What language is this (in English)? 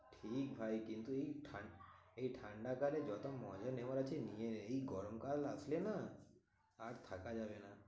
Bangla